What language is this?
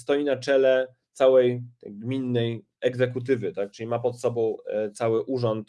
Polish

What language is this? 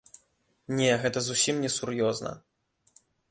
Belarusian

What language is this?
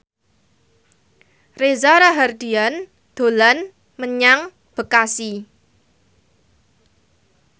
Javanese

